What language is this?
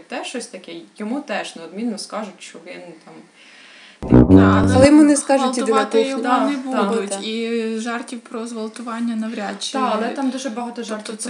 Ukrainian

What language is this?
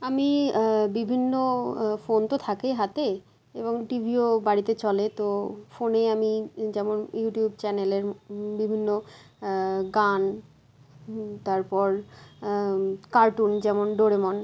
Bangla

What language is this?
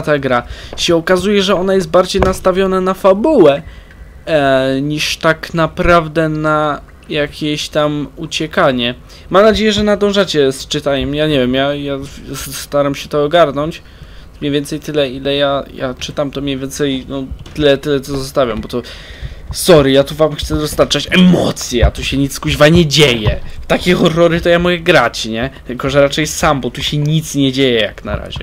Polish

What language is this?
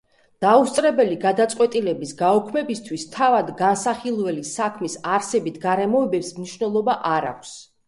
Georgian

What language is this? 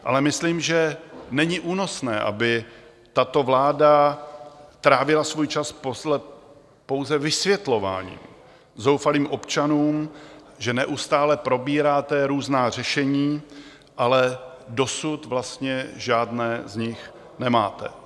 Czech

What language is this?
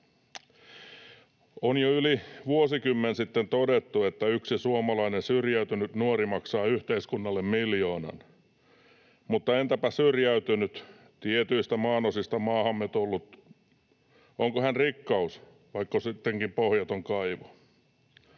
Finnish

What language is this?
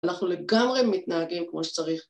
Hebrew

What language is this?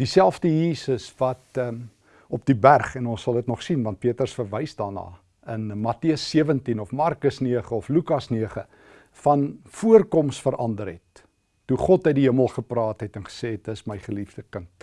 Dutch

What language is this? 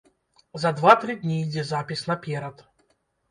Belarusian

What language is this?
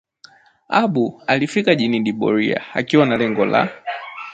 Swahili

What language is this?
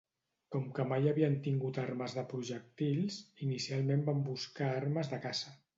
Catalan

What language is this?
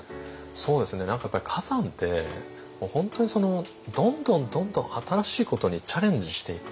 Japanese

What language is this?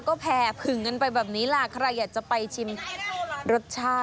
Thai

